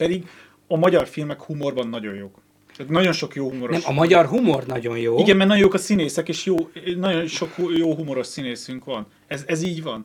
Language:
Hungarian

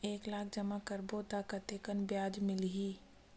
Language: Chhattisgarhi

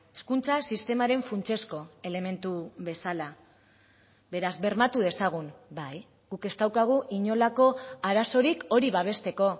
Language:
Basque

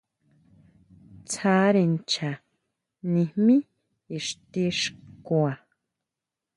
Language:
Huautla Mazatec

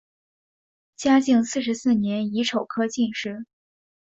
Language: Chinese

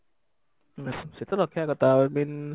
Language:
Odia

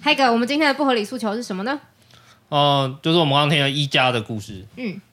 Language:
Chinese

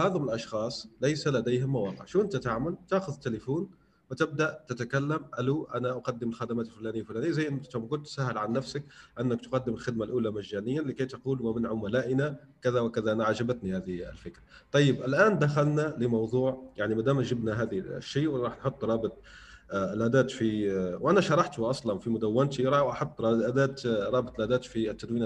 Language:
Arabic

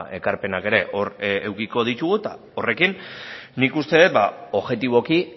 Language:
Basque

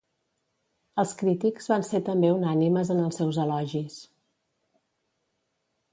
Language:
Catalan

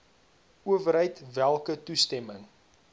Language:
Afrikaans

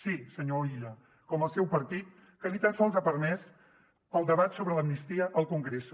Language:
Catalan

